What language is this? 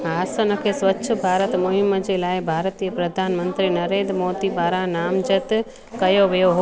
Sindhi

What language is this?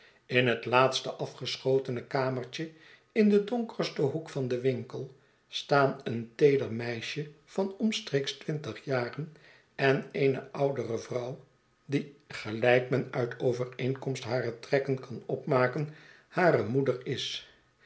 Dutch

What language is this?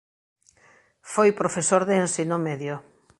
Galician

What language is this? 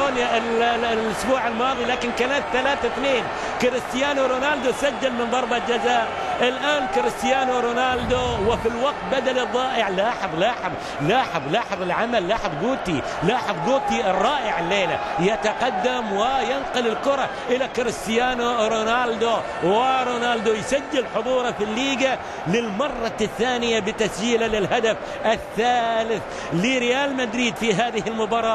Arabic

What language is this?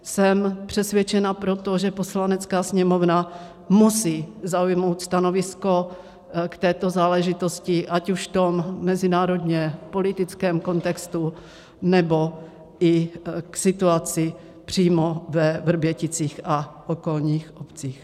Czech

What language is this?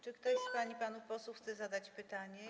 Polish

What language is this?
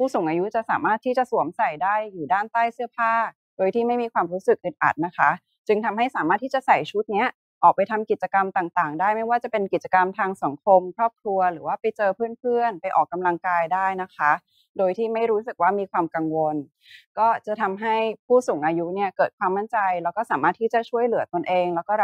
Thai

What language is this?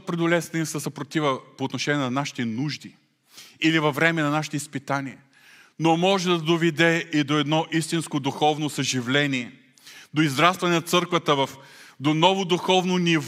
Bulgarian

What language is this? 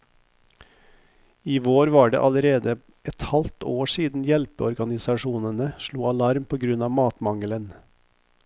Norwegian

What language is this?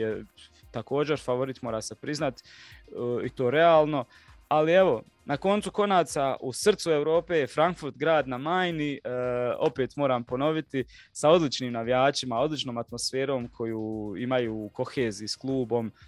Croatian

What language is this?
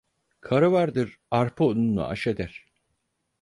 Turkish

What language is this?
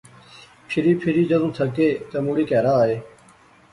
Pahari-Potwari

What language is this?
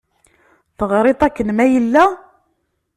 Kabyle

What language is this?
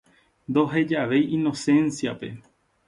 Guarani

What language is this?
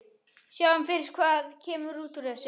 Icelandic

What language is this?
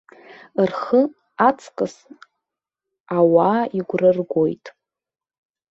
Abkhazian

